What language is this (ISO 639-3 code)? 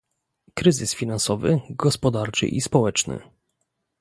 pol